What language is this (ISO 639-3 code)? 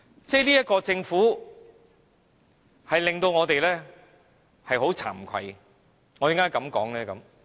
yue